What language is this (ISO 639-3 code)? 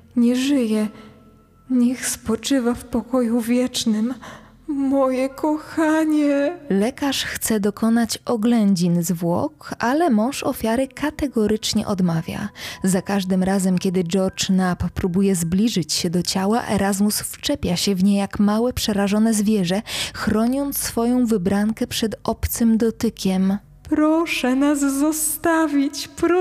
pol